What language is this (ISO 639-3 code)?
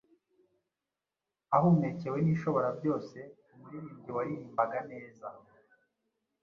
kin